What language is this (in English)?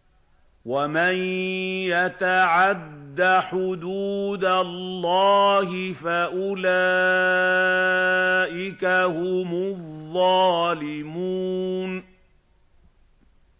Arabic